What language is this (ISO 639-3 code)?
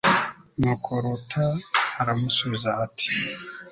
kin